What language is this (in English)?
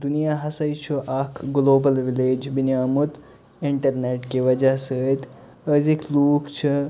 Kashmiri